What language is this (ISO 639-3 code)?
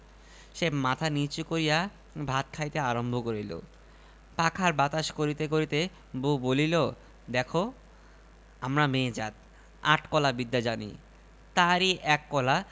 ben